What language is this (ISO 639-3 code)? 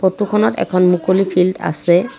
asm